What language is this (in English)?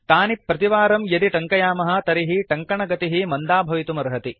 Sanskrit